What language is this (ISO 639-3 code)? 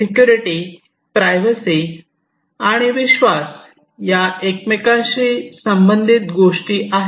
mar